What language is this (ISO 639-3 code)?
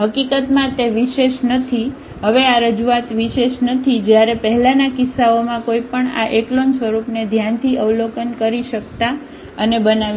guj